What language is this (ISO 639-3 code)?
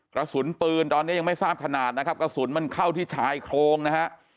tha